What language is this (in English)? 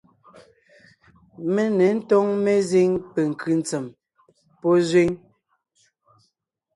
Ngiemboon